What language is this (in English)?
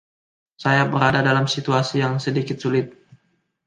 Indonesian